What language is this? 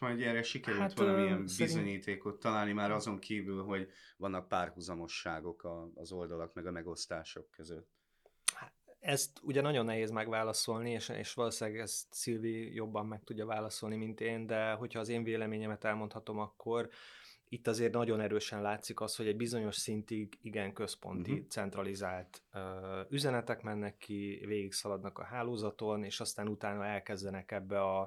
Hungarian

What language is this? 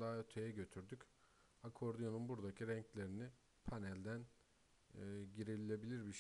Turkish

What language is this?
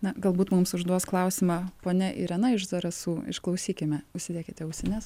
Lithuanian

